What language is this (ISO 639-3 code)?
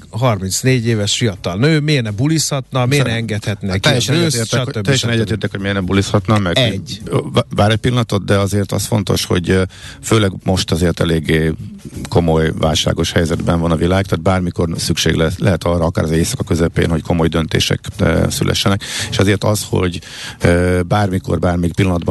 hun